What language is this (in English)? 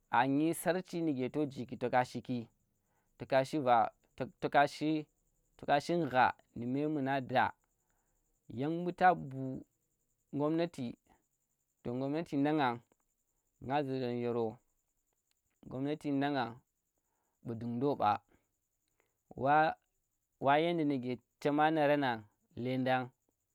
Tera